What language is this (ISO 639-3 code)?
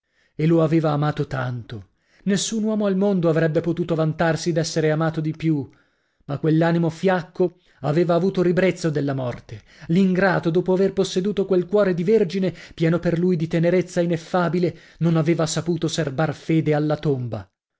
ita